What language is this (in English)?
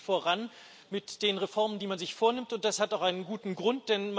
German